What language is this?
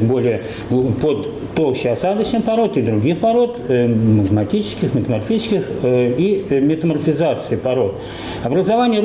Russian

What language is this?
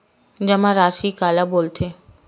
Chhattisgarhi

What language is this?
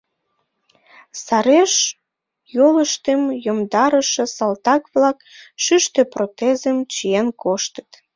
Mari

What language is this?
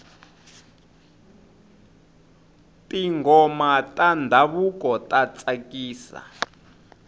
Tsonga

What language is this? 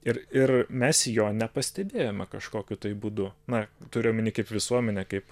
Lithuanian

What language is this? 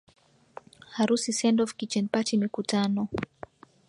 Swahili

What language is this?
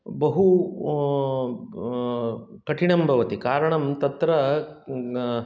Sanskrit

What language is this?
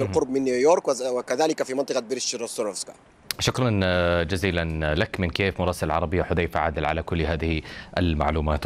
Arabic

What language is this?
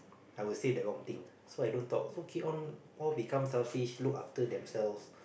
English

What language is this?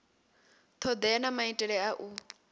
Venda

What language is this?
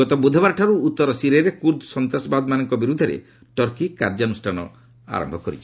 Odia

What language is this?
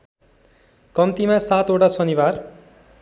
Nepali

